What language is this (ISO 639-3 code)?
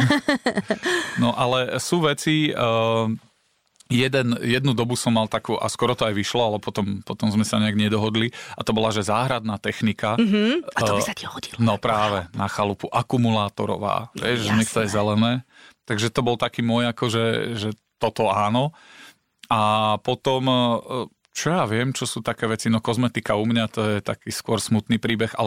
slk